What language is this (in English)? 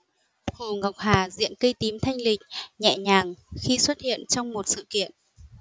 Vietnamese